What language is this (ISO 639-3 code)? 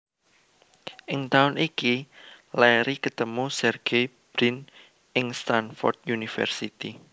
jav